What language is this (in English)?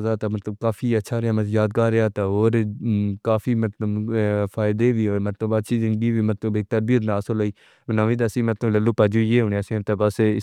Pahari-Potwari